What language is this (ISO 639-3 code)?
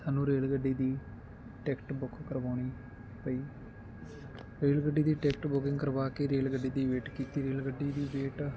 pan